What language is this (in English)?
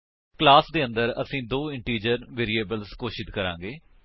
Punjabi